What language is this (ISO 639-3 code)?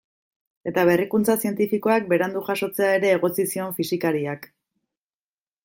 eus